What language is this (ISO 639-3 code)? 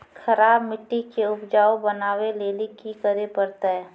mai